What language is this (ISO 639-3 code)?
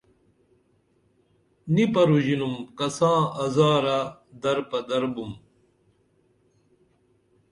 dml